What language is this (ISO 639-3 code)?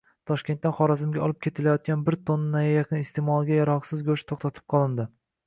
uzb